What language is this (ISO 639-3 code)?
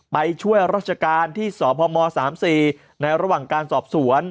tha